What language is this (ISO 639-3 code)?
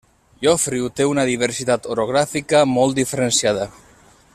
cat